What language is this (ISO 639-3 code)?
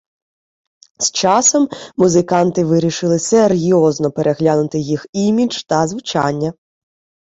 ukr